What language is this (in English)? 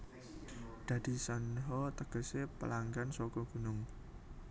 Javanese